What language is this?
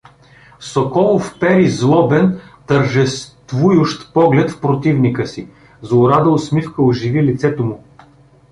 Bulgarian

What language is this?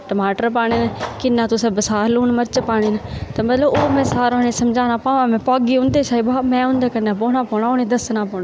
Dogri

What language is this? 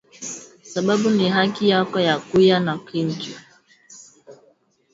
Swahili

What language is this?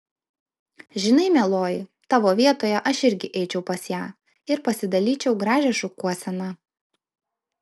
Lithuanian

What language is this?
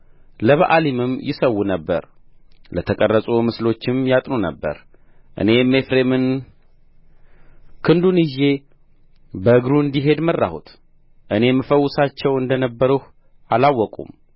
Amharic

